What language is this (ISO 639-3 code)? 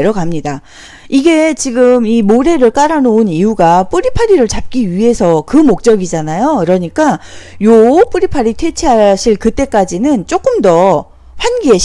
kor